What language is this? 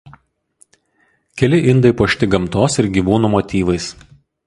Lithuanian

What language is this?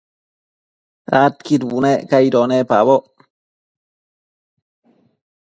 Matsés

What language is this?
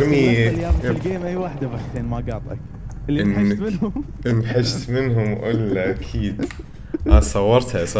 Arabic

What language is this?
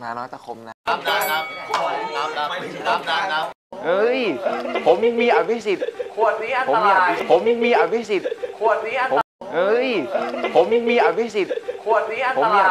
Thai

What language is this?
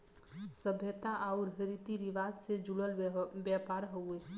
Bhojpuri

